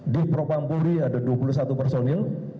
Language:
Indonesian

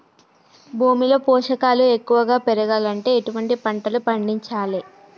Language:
Telugu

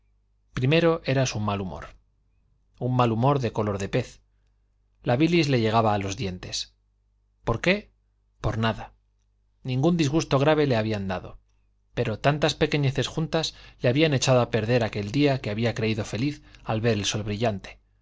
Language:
Spanish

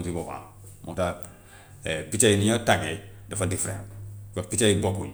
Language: Gambian Wolof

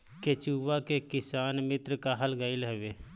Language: Bhojpuri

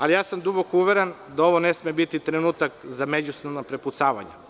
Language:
Serbian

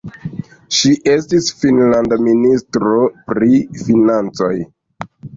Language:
Esperanto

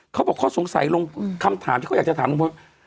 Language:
Thai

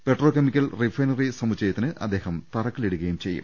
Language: Malayalam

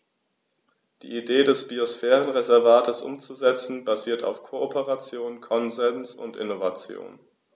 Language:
German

